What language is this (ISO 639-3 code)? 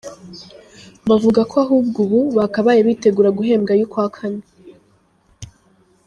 kin